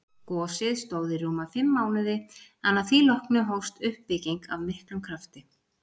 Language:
Icelandic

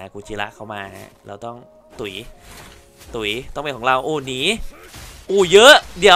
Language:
Thai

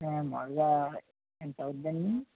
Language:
Telugu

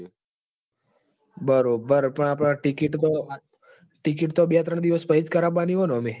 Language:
Gujarati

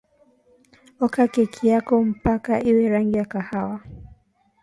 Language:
Swahili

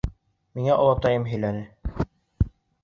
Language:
Bashkir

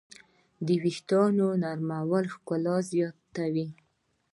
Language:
Pashto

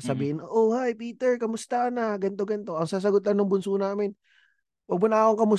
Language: Filipino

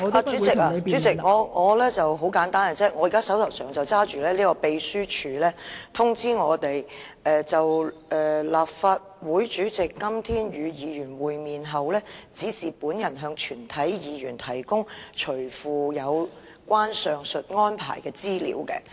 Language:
Cantonese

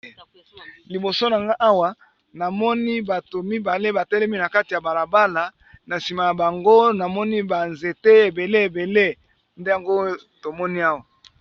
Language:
Lingala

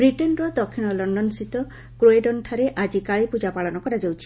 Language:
Odia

